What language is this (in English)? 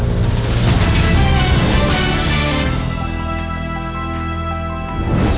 Thai